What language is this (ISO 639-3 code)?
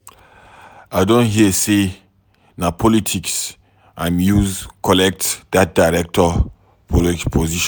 pcm